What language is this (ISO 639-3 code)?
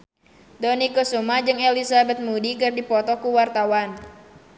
sun